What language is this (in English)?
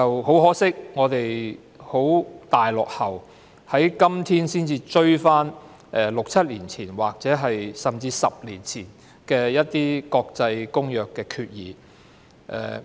Cantonese